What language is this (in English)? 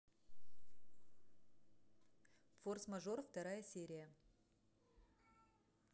Russian